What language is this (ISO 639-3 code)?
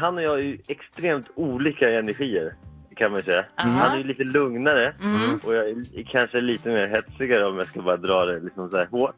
swe